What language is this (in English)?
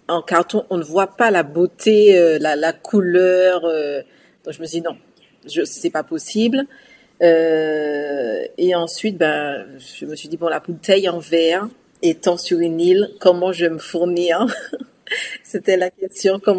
French